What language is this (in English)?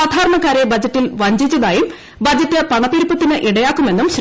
Malayalam